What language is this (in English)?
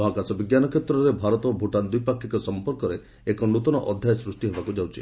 Odia